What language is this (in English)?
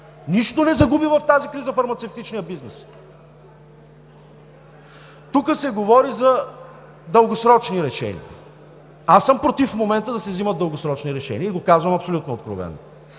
Bulgarian